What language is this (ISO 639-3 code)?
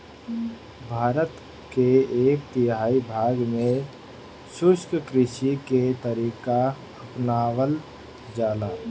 bho